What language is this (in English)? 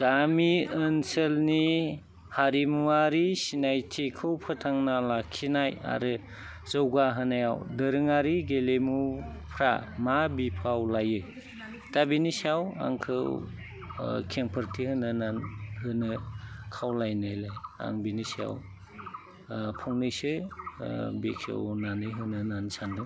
Bodo